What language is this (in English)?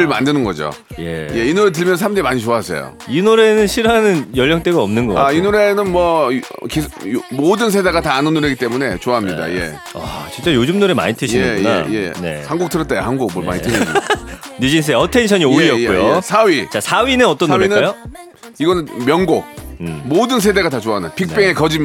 Korean